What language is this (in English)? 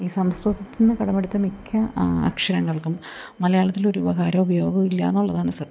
Malayalam